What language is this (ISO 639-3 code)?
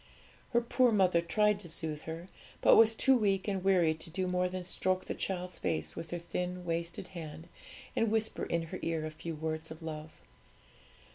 eng